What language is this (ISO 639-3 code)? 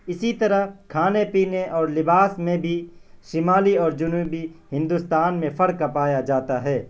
urd